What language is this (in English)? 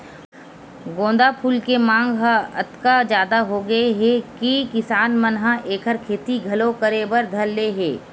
Chhattisgarhi